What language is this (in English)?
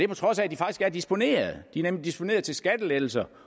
Danish